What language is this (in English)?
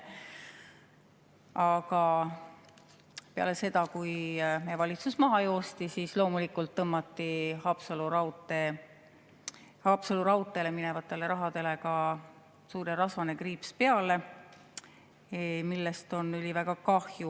Estonian